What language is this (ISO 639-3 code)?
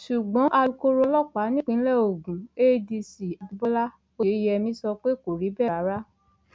yor